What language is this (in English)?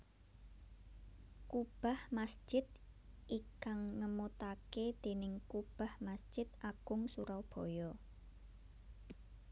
Javanese